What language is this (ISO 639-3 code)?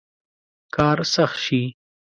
pus